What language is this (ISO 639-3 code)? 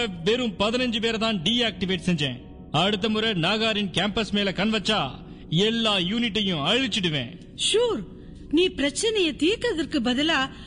tam